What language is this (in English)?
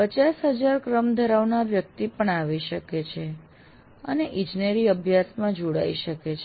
Gujarati